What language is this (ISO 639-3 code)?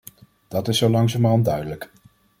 nld